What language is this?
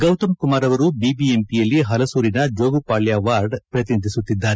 Kannada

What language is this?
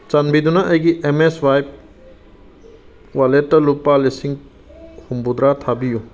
Manipuri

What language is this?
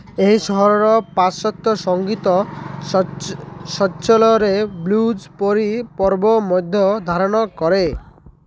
Odia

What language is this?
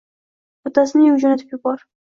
Uzbek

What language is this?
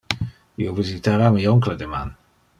Interlingua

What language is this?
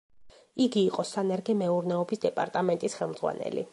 Georgian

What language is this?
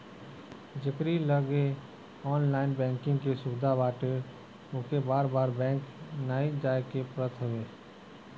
Bhojpuri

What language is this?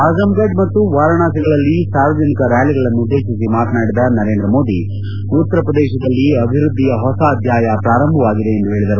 Kannada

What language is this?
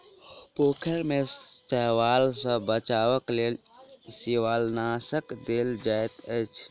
Maithili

